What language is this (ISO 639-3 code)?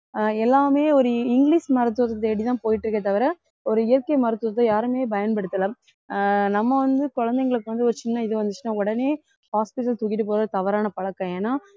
tam